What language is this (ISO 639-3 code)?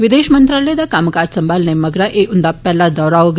doi